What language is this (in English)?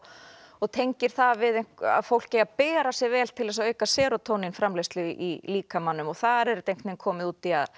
Icelandic